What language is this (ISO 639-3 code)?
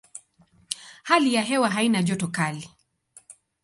swa